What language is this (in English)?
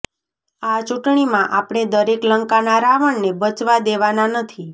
Gujarati